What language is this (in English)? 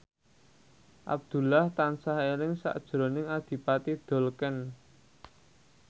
Javanese